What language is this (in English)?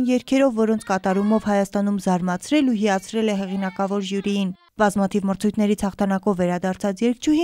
Romanian